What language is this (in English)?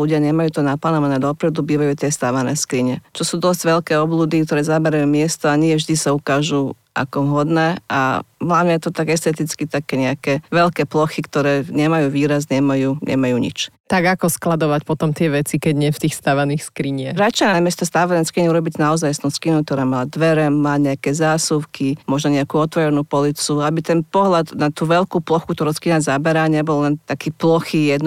Slovak